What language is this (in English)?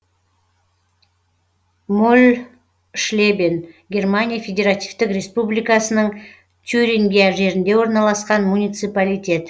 Kazakh